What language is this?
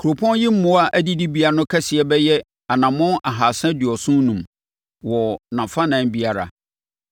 Akan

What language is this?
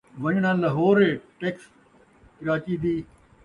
Saraiki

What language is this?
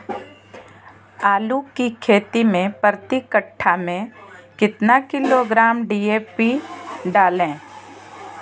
Magahi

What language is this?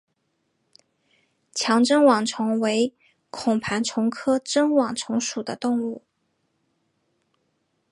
Chinese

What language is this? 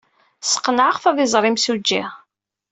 Kabyle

